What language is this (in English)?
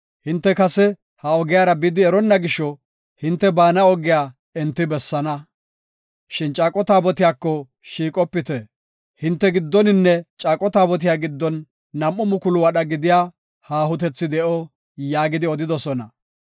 Gofa